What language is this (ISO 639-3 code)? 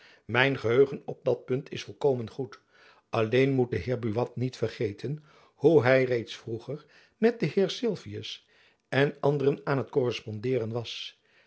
nld